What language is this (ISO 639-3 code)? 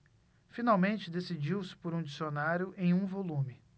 por